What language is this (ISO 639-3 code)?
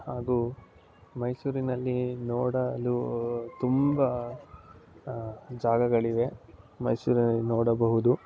kan